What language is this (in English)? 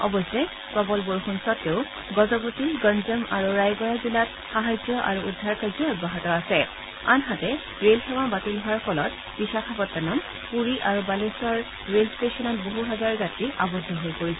Assamese